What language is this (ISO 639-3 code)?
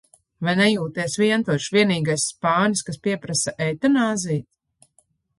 lav